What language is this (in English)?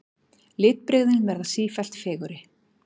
Icelandic